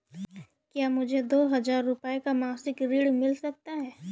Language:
Hindi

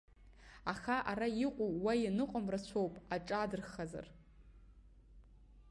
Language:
Abkhazian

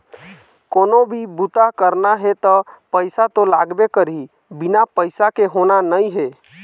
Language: Chhattisgarhi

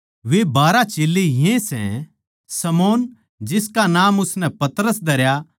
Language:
Haryanvi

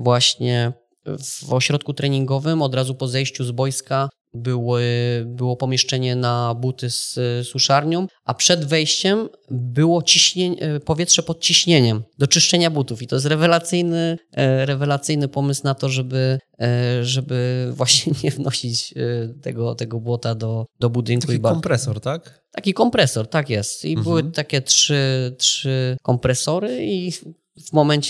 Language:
Polish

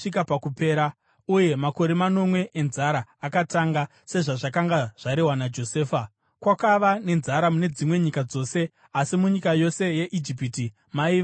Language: Shona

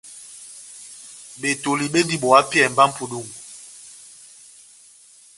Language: Batanga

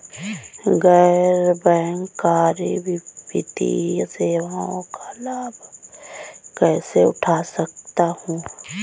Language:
Hindi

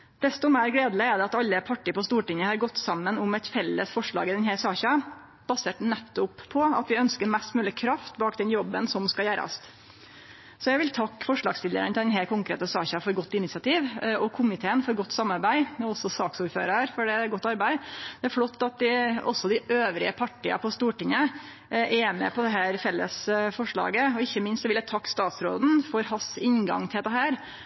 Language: Norwegian Nynorsk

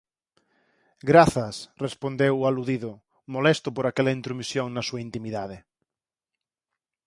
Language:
Galician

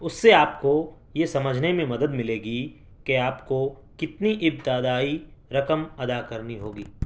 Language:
Urdu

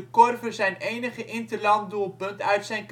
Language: Dutch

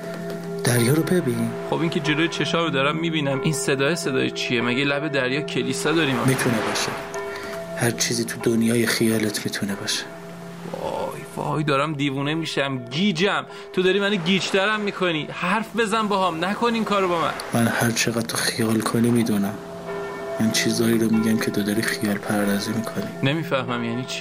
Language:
Persian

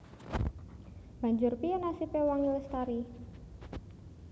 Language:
Javanese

